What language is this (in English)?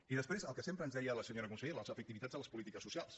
Catalan